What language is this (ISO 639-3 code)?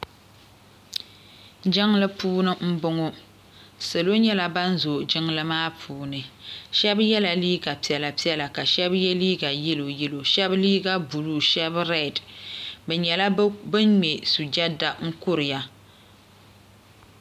dag